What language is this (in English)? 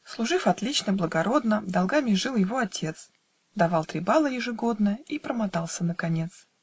Russian